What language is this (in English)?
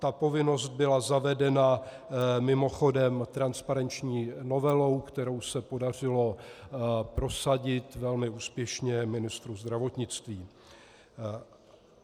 Czech